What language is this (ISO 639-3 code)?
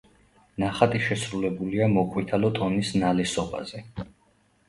kat